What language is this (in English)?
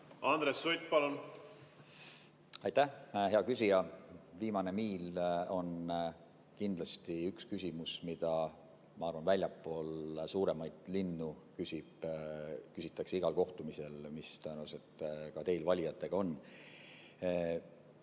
Estonian